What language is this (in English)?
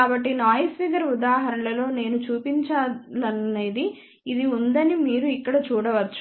Telugu